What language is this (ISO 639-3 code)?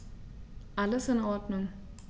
deu